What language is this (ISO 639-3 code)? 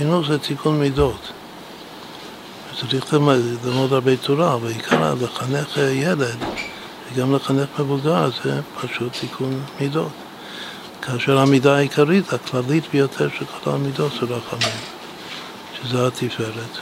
heb